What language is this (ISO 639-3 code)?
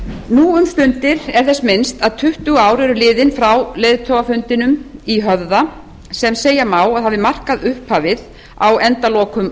isl